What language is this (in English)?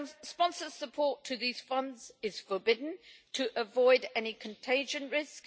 English